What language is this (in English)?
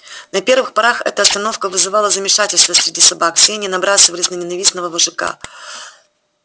Russian